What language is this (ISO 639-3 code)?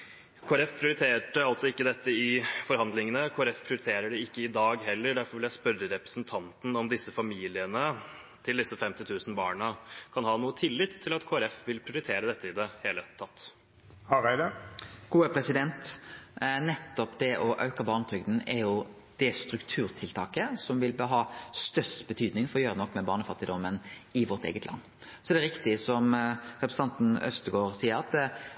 nor